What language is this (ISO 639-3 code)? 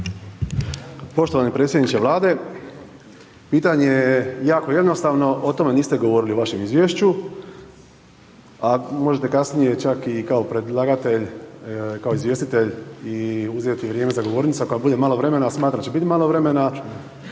hrv